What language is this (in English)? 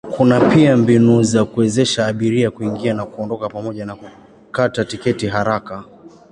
Swahili